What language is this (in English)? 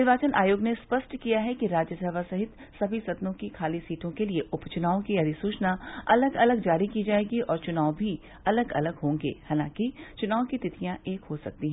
Hindi